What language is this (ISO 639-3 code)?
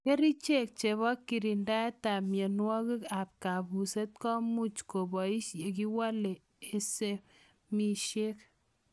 kln